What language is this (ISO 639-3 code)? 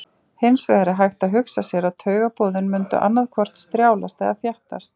isl